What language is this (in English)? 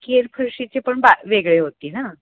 Marathi